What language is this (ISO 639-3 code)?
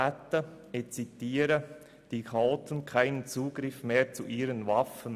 gsw